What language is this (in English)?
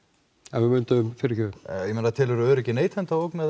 Icelandic